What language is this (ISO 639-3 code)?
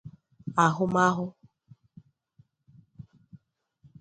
ibo